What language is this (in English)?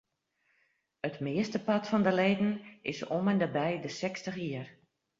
Western Frisian